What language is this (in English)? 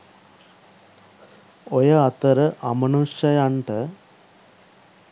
Sinhala